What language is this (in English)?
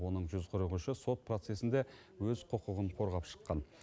Kazakh